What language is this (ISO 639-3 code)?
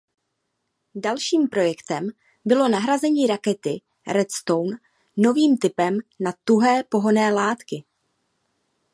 ces